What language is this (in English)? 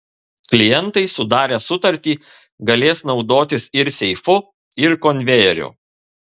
Lithuanian